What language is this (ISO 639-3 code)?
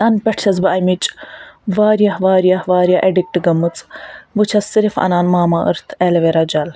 kas